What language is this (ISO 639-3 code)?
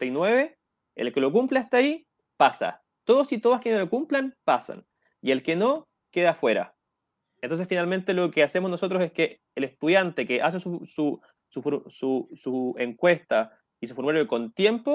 spa